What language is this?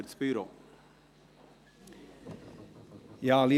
Swiss German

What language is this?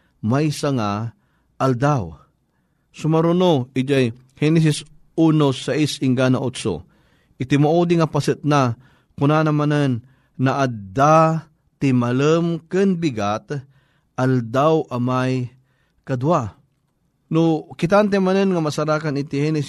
Filipino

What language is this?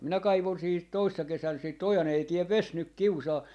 Finnish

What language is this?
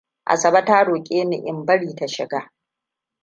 Hausa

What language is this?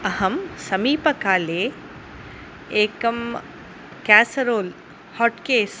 Sanskrit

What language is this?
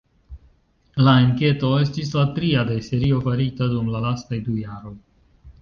Esperanto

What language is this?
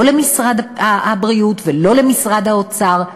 Hebrew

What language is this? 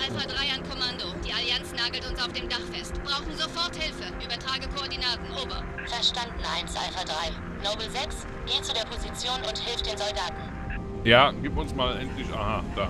German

